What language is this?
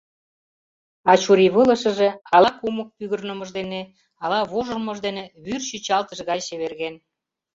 Mari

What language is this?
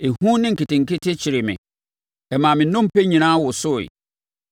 Akan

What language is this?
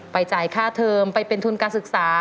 Thai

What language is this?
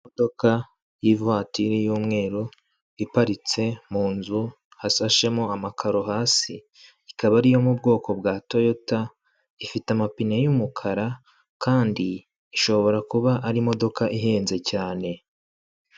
Kinyarwanda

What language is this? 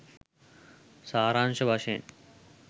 Sinhala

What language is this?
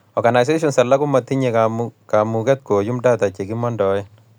Kalenjin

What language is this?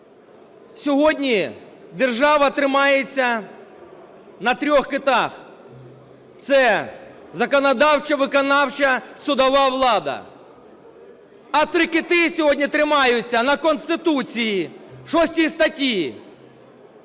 Ukrainian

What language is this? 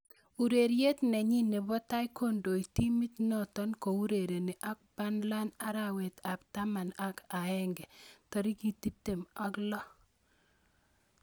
Kalenjin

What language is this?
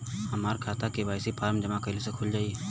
Bhojpuri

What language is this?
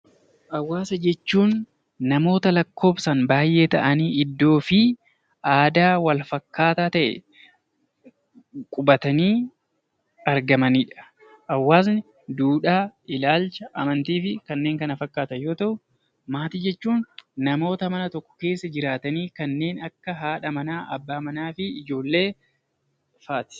Oromo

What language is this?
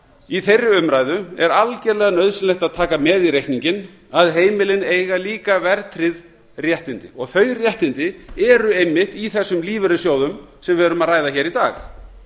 Icelandic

